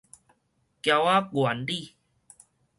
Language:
Min Nan Chinese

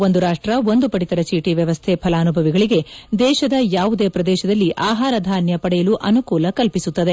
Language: Kannada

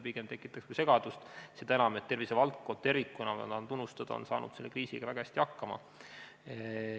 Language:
Estonian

